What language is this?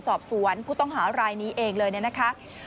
Thai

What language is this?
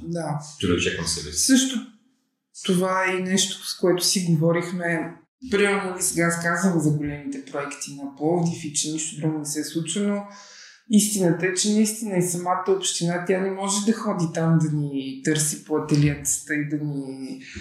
Bulgarian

